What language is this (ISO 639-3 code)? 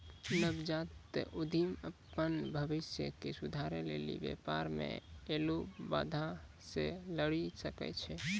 mai